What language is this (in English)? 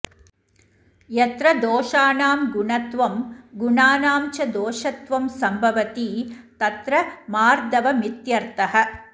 Sanskrit